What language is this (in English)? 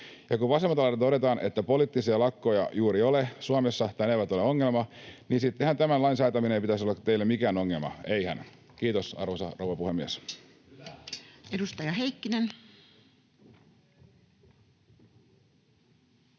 Finnish